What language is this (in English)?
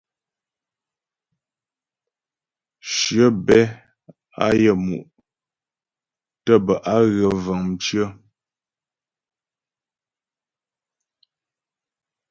Ghomala